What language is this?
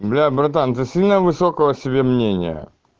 Russian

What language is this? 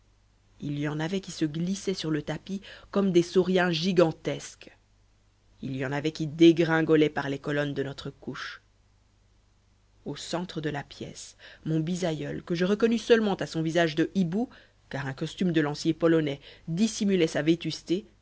French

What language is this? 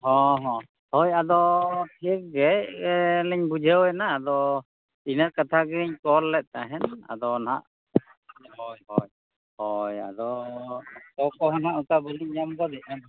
Santali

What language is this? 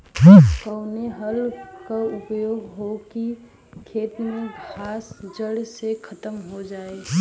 Bhojpuri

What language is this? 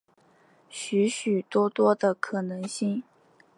Chinese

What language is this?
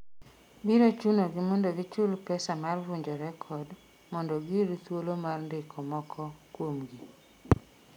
Luo (Kenya and Tanzania)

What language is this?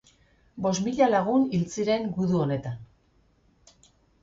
Basque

